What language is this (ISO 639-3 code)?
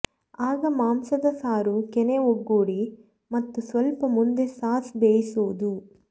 kan